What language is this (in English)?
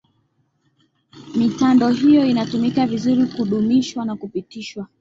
Swahili